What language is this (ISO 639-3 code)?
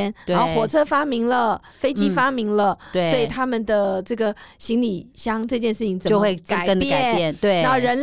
zho